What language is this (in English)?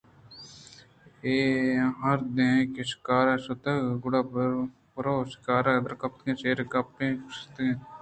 Eastern Balochi